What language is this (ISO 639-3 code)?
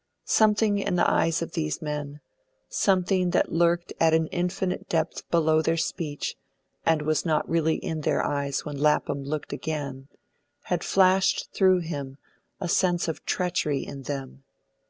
eng